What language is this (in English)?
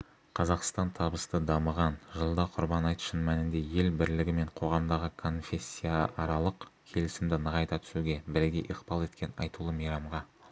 Kazakh